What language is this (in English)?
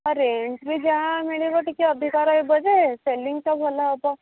Odia